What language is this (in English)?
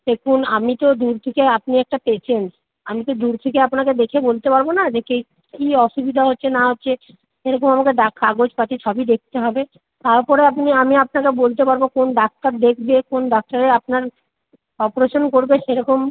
Bangla